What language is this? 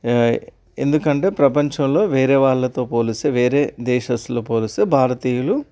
Telugu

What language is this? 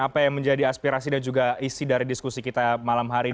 Indonesian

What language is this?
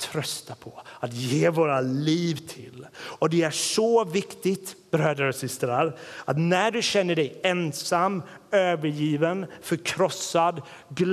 Swedish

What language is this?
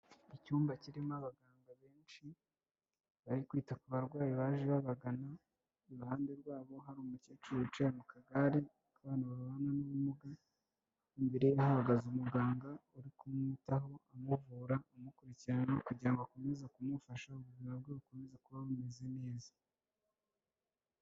Kinyarwanda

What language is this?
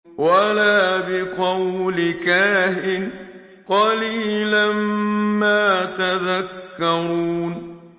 Arabic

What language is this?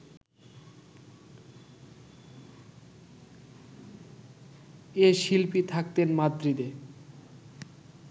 Bangla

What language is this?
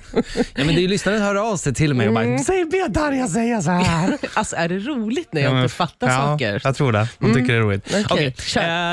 Swedish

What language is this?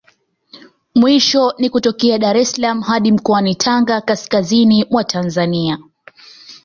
Swahili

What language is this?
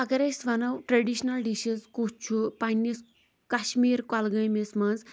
Kashmiri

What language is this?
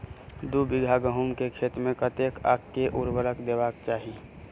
Maithili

